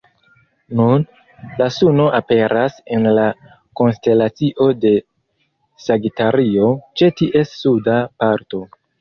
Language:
Esperanto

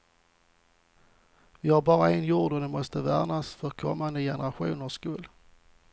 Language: Swedish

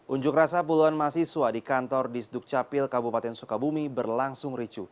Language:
Indonesian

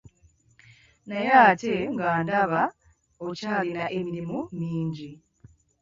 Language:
Ganda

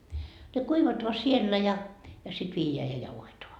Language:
Finnish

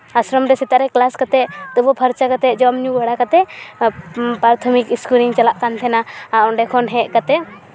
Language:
Santali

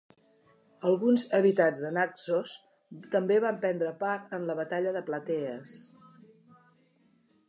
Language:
Catalan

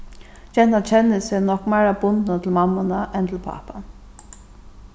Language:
Faroese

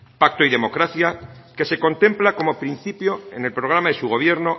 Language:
Spanish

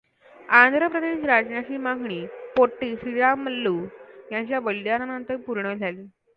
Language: Marathi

